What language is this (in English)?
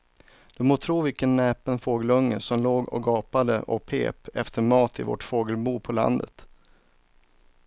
Swedish